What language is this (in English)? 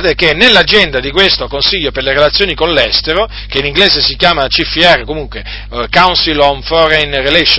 Italian